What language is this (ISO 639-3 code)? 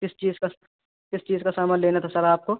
urd